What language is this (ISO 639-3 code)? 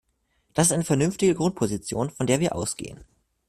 deu